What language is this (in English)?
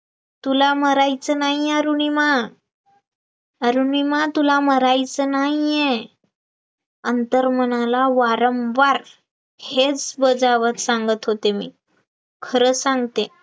Marathi